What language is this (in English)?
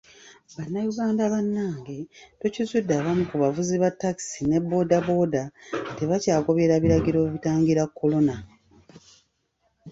Ganda